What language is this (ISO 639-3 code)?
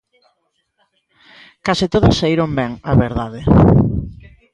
glg